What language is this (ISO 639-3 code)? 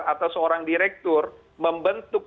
ind